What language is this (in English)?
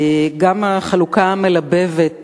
Hebrew